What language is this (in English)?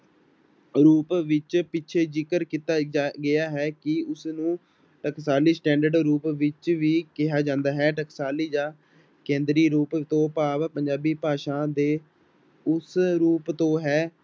Punjabi